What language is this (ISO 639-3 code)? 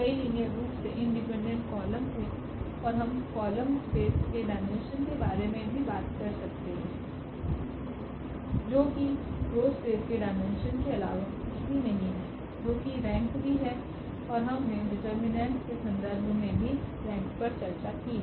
hin